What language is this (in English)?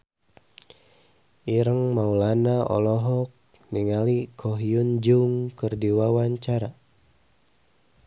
Sundanese